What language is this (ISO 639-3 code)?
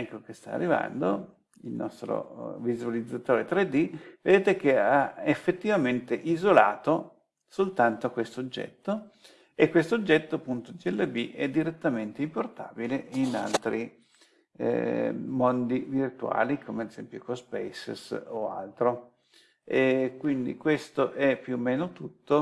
ita